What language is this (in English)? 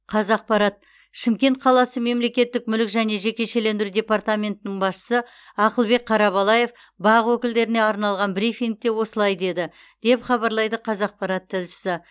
Kazakh